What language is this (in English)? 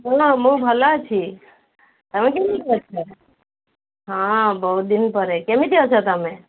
Odia